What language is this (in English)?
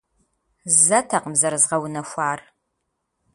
Kabardian